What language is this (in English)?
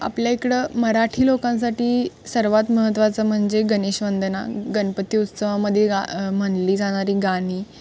Marathi